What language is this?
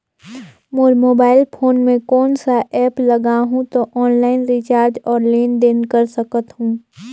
Chhattisgarhi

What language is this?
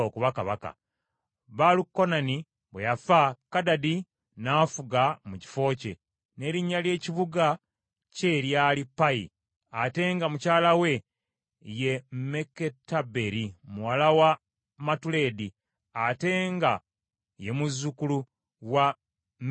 Ganda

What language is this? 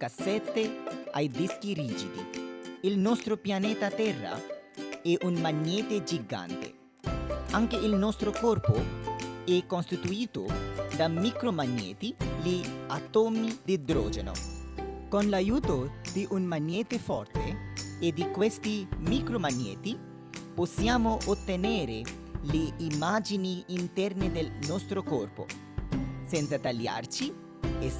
Italian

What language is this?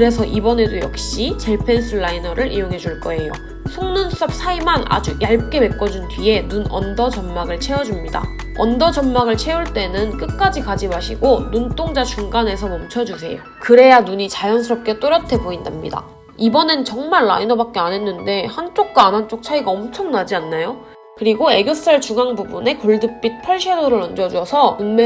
Korean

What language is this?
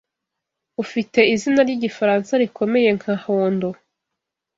Kinyarwanda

